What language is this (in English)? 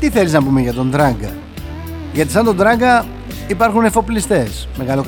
Greek